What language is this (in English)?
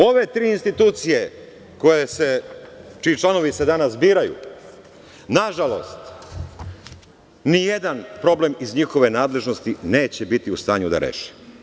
Serbian